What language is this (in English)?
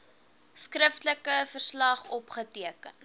Afrikaans